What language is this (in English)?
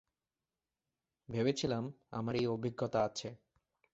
Bangla